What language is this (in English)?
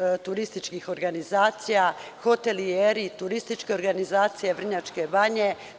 Serbian